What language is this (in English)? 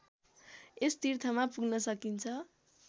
Nepali